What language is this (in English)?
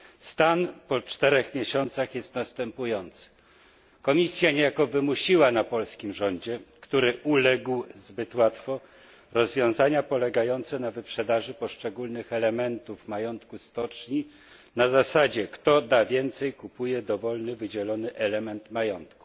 Polish